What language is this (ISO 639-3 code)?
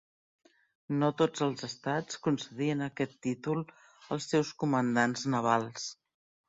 cat